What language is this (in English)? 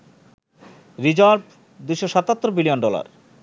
Bangla